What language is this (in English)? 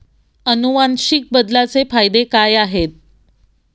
Marathi